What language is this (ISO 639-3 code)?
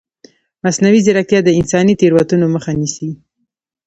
pus